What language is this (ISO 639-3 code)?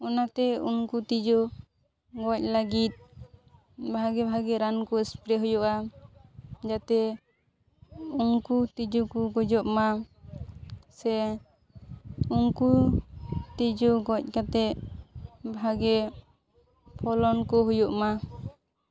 sat